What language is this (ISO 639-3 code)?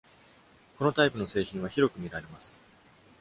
jpn